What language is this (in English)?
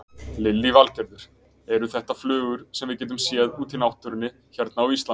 Icelandic